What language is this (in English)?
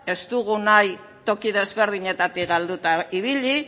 Basque